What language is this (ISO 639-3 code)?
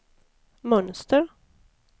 swe